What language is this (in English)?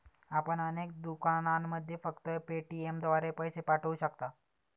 Marathi